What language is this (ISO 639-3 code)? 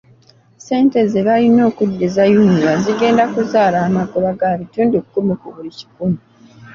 lug